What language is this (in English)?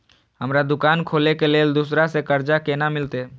Maithili